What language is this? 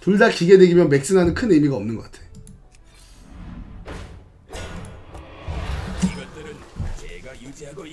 Korean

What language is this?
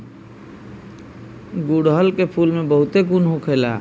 Bhojpuri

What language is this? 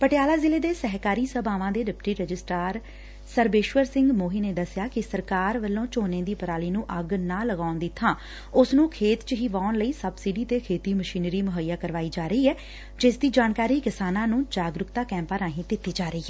Punjabi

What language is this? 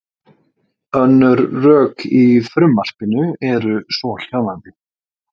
Icelandic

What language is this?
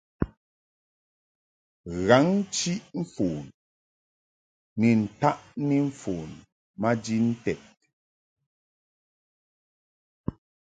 Mungaka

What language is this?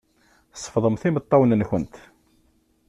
Kabyle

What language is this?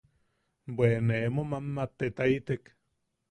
Yaqui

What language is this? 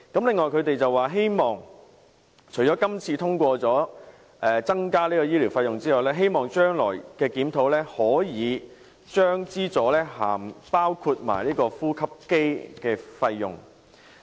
Cantonese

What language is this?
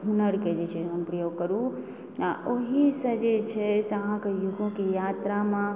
Maithili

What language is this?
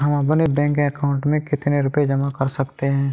Hindi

